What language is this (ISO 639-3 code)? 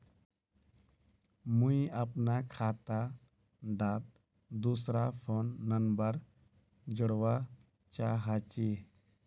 mag